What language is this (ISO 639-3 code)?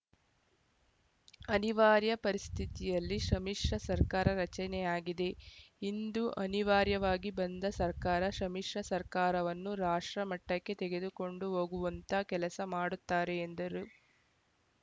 kan